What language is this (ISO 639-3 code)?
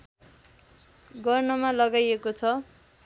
nep